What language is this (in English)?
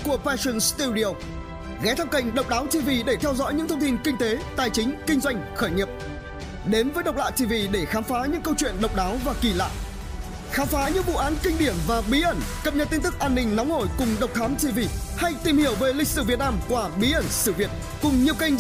Vietnamese